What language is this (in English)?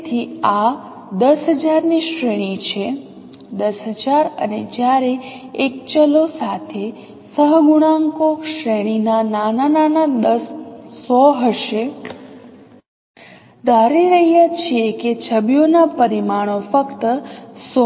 Gujarati